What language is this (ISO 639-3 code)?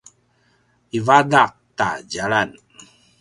pwn